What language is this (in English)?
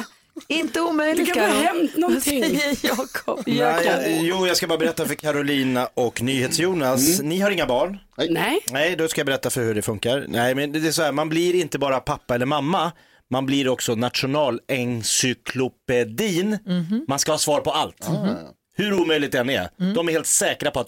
Swedish